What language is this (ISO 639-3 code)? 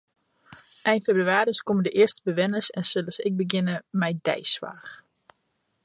fry